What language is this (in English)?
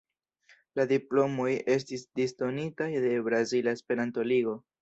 Esperanto